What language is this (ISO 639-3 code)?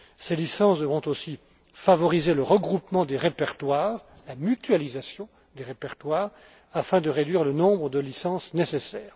fra